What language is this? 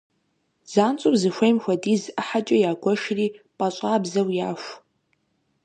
Kabardian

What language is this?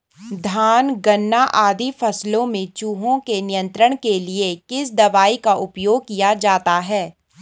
Hindi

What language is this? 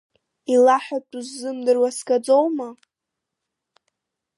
Abkhazian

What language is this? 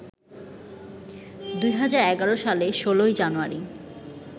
Bangla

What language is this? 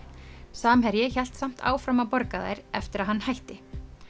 Icelandic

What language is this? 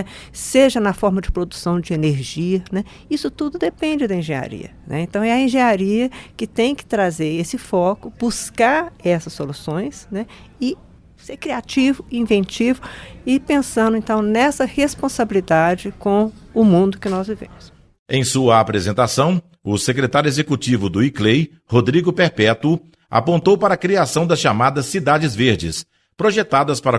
Portuguese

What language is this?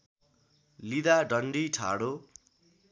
Nepali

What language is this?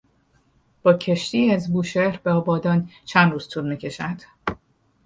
Persian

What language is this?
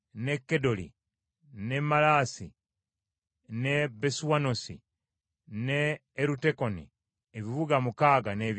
Ganda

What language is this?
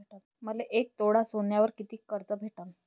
Marathi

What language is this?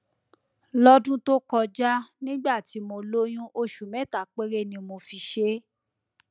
Yoruba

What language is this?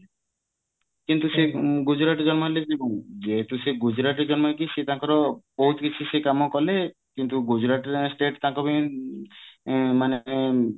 Odia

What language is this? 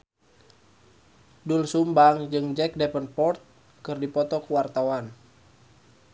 Sundanese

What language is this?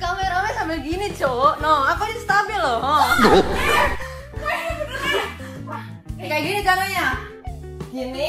Indonesian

